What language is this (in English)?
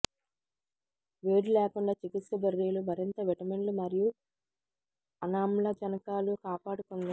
Telugu